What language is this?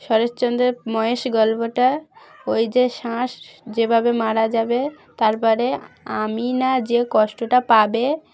Bangla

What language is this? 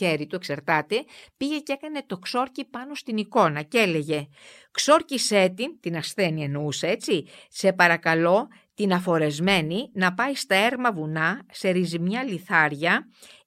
Greek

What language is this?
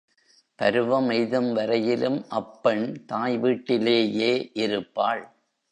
Tamil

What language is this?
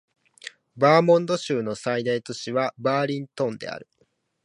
Japanese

